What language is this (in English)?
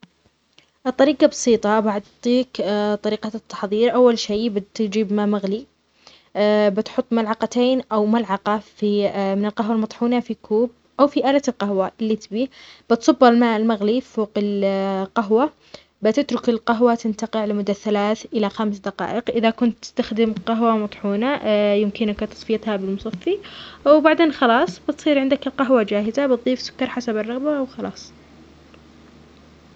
Omani Arabic